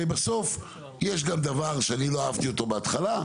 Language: Hebrew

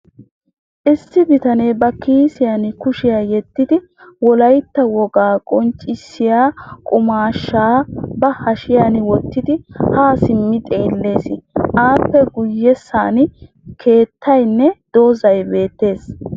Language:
Wolaytta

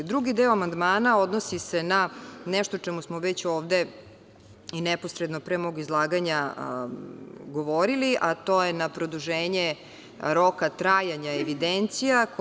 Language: Serbian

